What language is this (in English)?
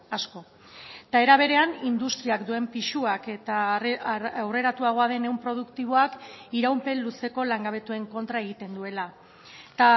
Basque